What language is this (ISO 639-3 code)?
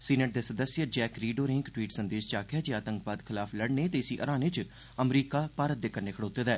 doi